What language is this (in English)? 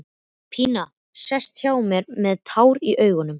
Icelandic